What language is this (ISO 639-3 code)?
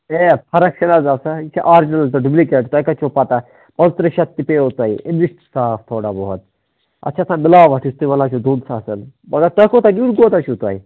kas